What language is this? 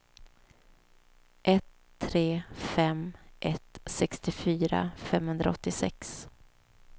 Swedish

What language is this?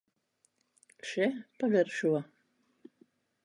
Latvian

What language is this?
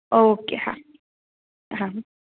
Gujarati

